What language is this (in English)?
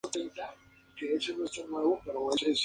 Spanish